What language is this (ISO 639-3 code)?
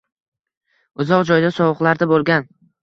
uzb